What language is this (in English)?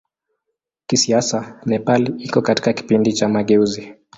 Swahili